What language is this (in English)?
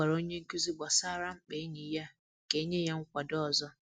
Igbo